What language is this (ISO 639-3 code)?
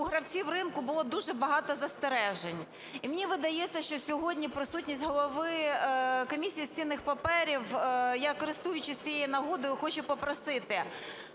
ukr